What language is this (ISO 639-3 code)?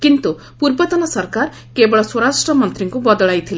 ori